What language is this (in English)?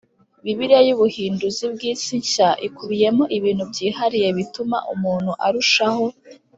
Kinyarwanda